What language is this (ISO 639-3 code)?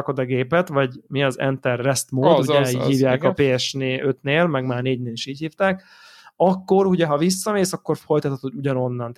hun